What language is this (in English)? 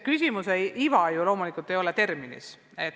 Estonian